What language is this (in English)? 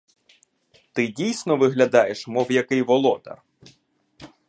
Ukrainian